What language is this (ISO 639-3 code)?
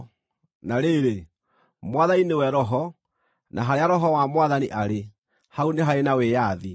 kik